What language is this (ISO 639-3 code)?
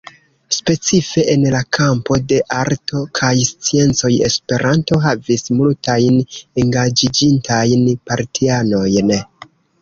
epo